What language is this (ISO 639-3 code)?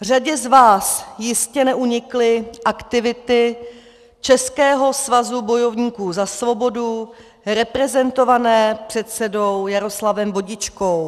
ces